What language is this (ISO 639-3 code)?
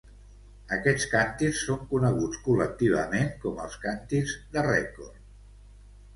cat